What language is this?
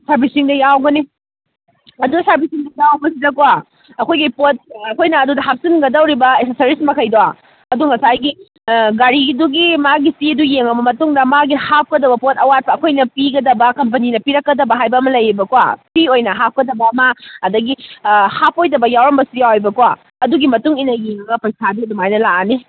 Manipuri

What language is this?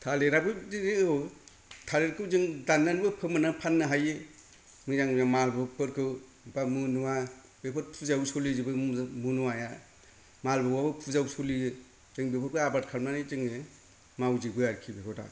Bodo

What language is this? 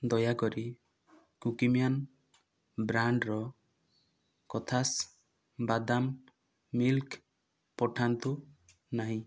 Odia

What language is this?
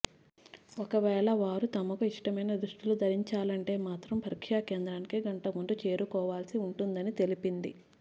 Telugu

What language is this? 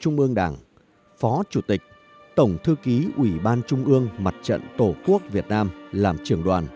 Vietnamese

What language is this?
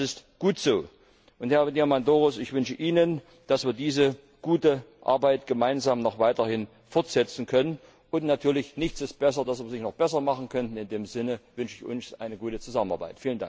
German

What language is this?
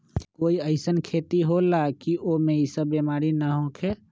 Magahi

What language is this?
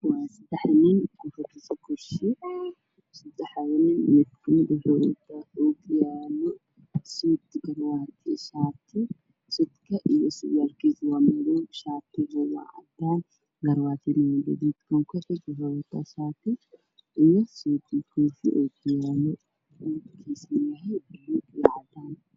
Somali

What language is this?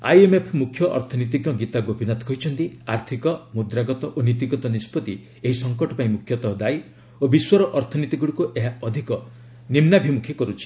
Odia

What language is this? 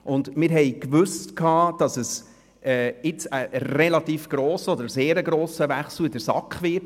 Swiss German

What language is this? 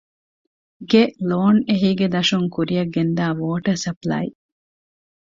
Divehi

